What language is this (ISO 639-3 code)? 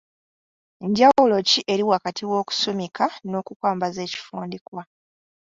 lug